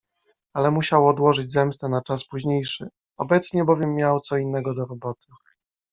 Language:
Polish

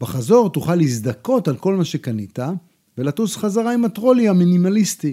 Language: Hebrew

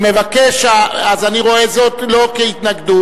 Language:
Hebrew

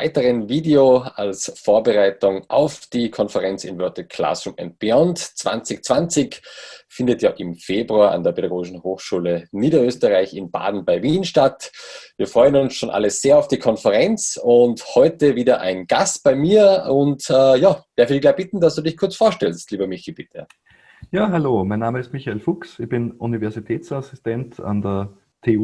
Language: German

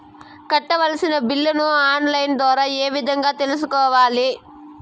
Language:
Telugu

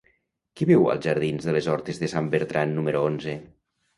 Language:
Catalan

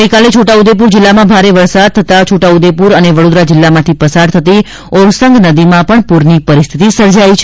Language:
Gujarati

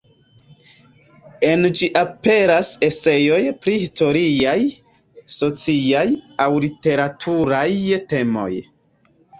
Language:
Esperanto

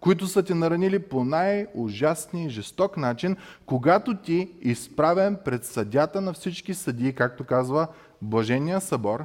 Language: Bulgarian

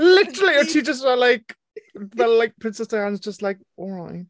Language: Welsh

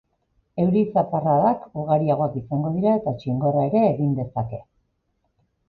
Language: Basque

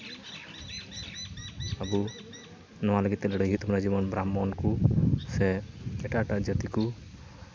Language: Santali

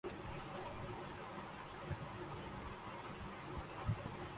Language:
Urdu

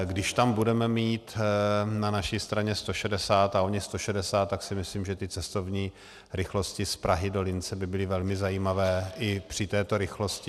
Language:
Czech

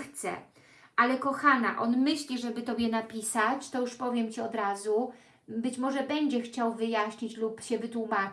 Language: Polish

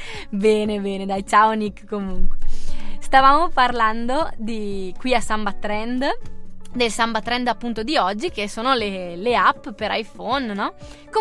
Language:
Italian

